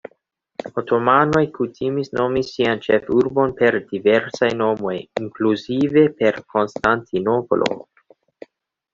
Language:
Esperanto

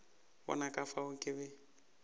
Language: Northern Sotho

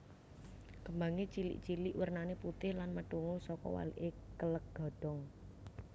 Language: Javanese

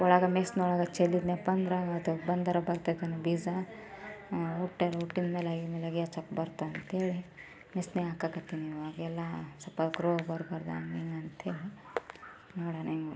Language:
Kannada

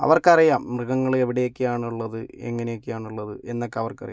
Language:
Malayalam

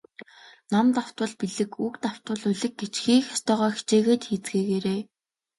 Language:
Mongolian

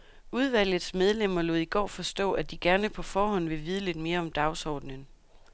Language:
Danish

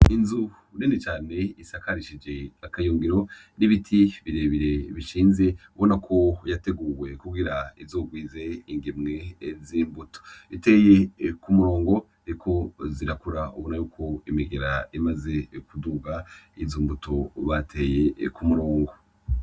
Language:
Rundi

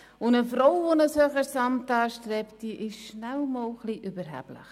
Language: Swiss German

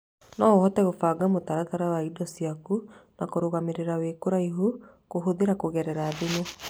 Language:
Kikuyu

